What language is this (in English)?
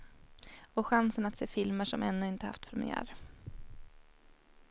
Swedish